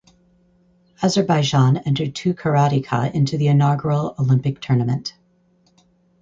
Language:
English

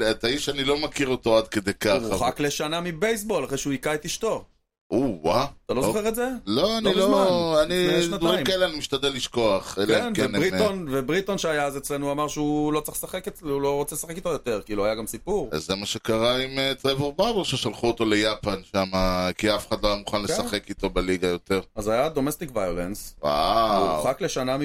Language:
Hebrew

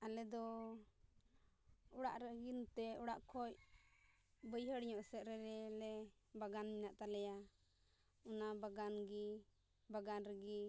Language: Santali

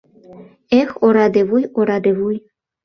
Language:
Mari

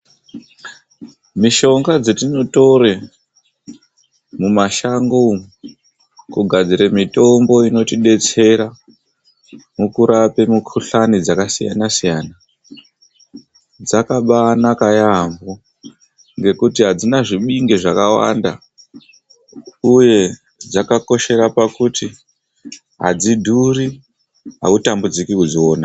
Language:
Ndau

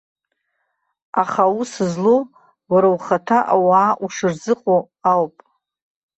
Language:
Abkhazian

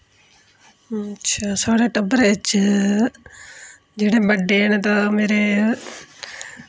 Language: Dogri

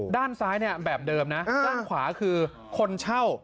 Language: Thai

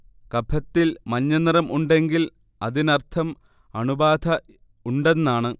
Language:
Malayalam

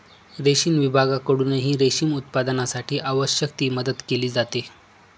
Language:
Marathi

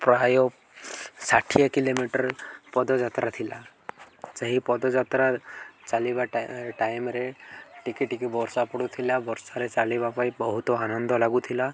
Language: Odia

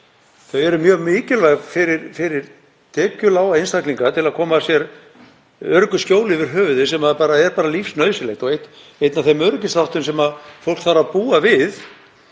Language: Icelandic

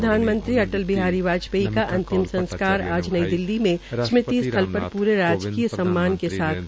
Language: Hindi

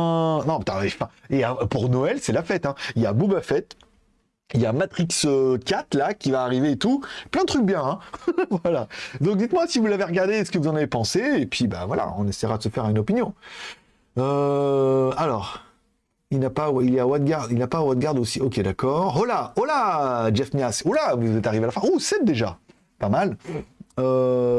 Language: French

